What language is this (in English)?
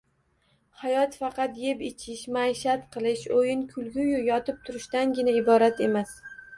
Uzbek